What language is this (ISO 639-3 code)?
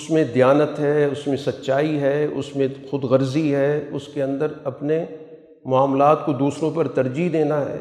urd